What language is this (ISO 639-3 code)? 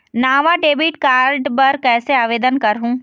hne